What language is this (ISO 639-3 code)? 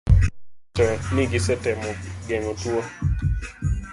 luo